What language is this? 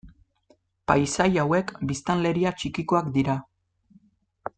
Basque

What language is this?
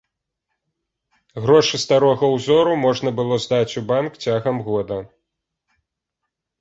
Belarusian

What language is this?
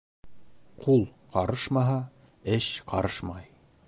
Bashkir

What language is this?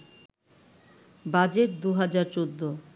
Bangla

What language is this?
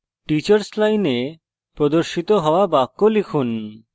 Bangla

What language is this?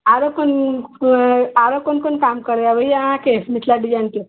Maithili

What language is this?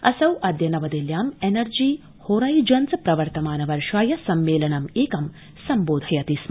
Sanskrit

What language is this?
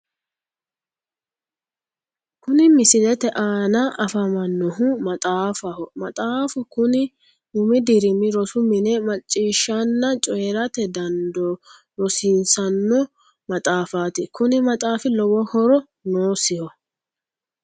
Sidamo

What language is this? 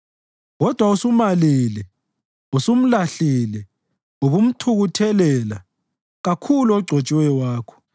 North Ndebele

